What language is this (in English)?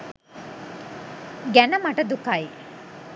Sinhala